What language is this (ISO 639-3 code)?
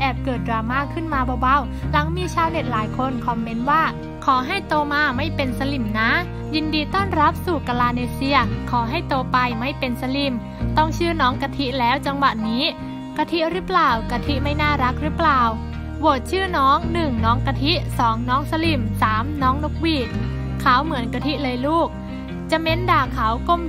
tha